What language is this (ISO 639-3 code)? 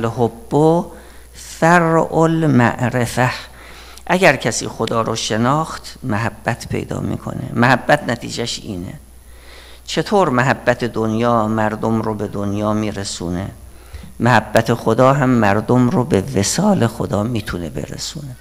fas